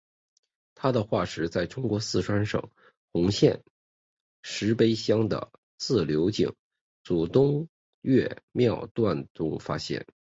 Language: Chinese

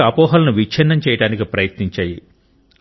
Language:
Telugu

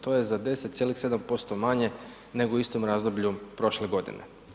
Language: Croatian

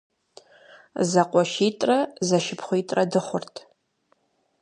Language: Kabardian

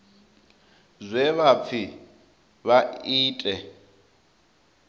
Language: Venda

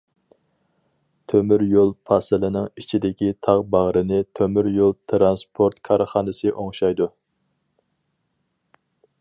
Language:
Uyghur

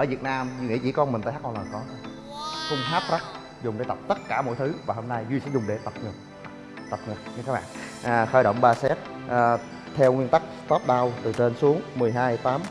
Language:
Vietnamese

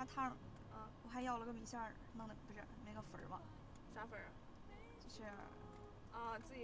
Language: Chinese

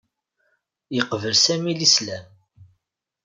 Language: Kabyle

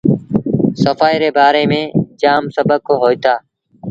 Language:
Sindhi Bhil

